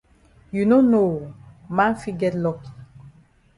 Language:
Cameroon Pidgin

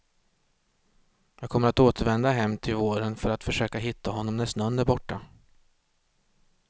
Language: Swedish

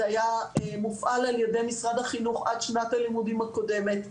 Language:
Hebrew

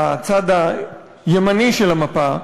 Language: Hebrew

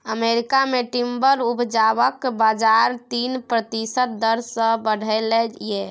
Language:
Maithili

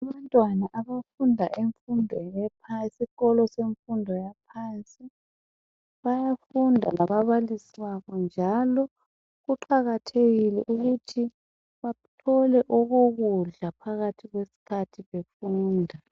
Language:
North Ndebele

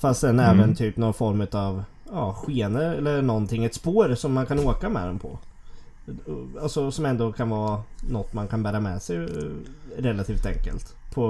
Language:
Swedish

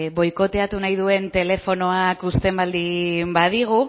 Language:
Basque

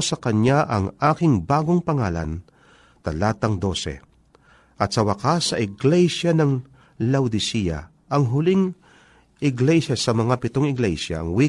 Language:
Filipino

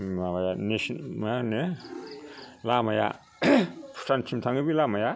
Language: Bodo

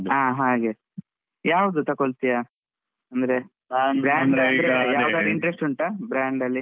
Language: Kannada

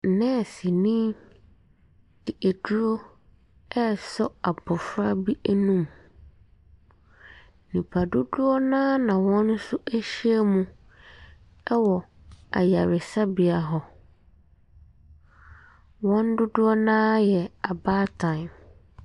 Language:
Akan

